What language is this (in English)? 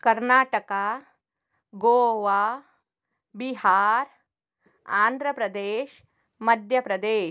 Kannada